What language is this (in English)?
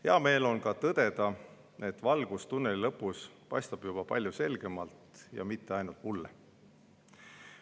Estonian